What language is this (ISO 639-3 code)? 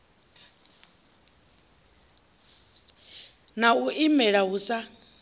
ven